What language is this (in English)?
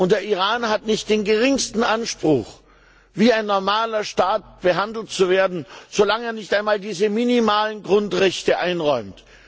German